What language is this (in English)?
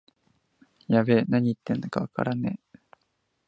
Japanese